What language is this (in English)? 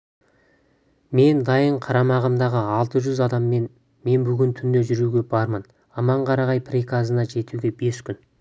Kazakh